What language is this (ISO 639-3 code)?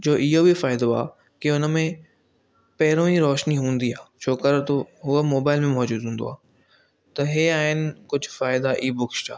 snd